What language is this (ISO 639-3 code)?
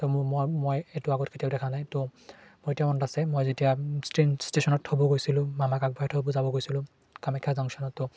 asm